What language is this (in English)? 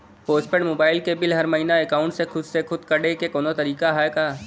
Bhojpuri